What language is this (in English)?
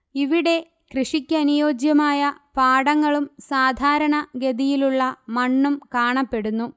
Malayalam